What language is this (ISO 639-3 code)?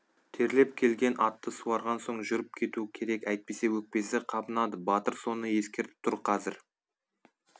kaz